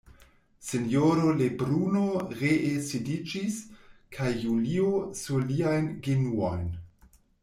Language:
Esperanto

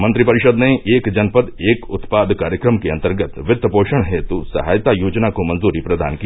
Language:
Hindi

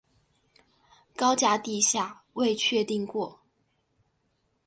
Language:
Chinese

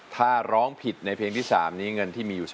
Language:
Thai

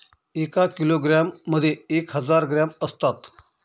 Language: Marathi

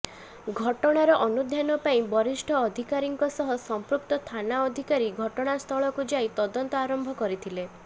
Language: Odia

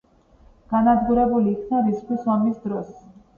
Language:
Georgian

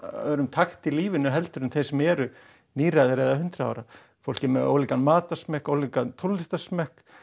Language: Icelandic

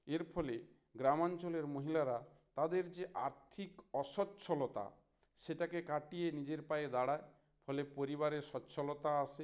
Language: Bangla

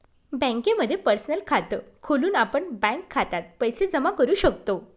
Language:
Marathi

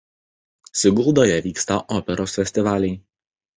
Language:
Lithuanian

